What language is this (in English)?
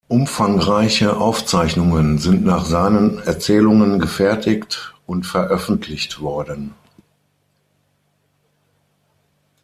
German